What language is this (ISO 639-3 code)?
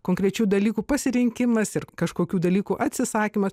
lit